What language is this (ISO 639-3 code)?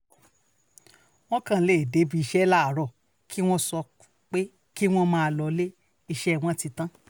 yor